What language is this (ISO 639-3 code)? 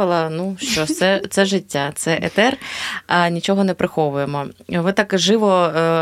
ukr